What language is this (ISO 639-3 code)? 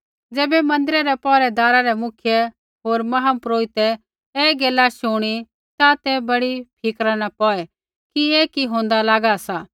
kfx